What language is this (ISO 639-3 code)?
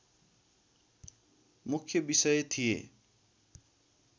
nep